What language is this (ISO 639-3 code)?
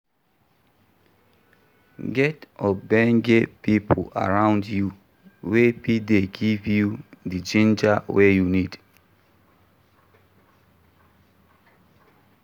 pcm